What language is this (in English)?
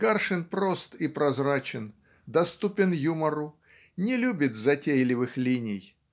Russian